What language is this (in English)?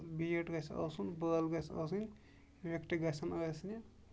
Kashmiri